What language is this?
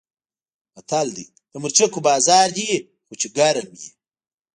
Pashto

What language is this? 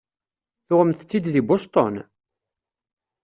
Kabyle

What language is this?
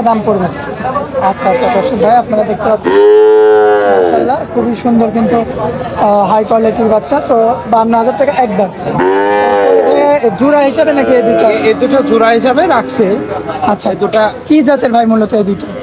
Turkish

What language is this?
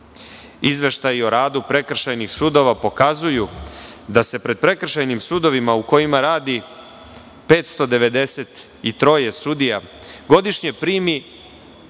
Serbian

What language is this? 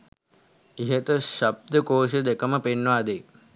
Sinhala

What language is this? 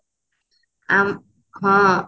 Odia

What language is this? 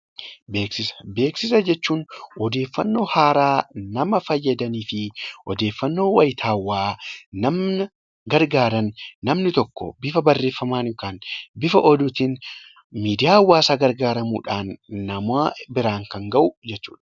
Oromo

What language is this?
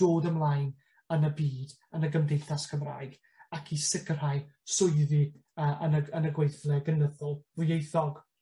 Welsh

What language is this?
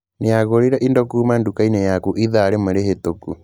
Kikuyu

